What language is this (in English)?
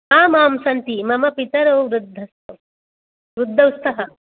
Sanskrit